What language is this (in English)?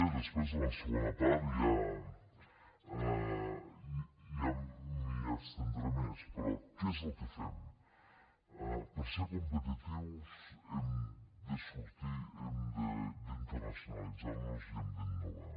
Catalan